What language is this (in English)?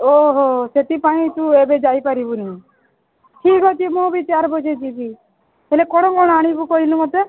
Odia